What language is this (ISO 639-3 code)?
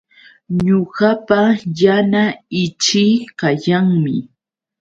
qux